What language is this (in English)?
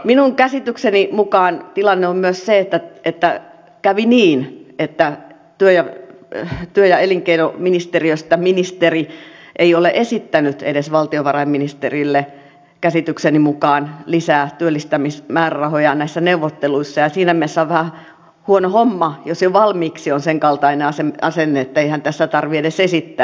Finnish